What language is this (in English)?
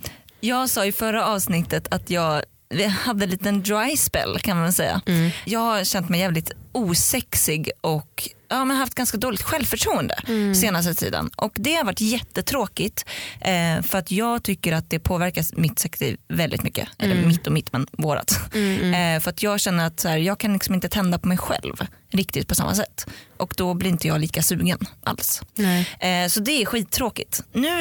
Swedish